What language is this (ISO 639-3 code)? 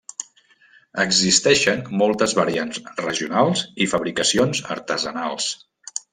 cat